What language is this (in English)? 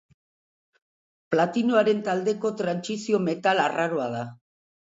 Basque